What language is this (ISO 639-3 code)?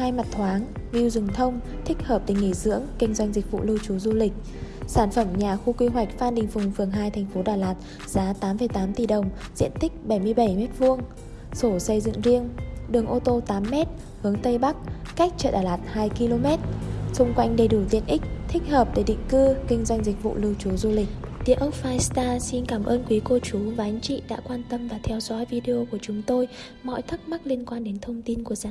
vie